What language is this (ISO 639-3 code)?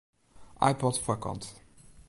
fry